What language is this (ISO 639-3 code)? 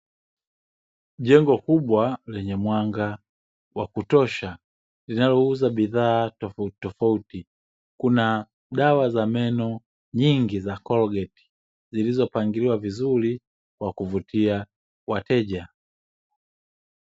swa